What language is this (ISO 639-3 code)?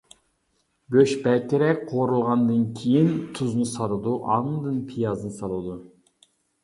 uig